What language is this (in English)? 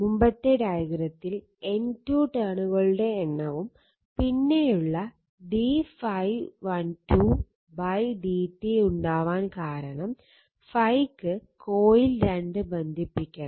Malayalam